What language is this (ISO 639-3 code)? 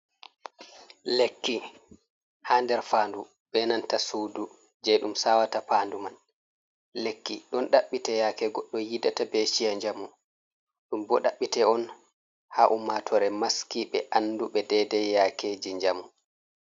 ful